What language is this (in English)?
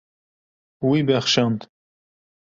Kurdish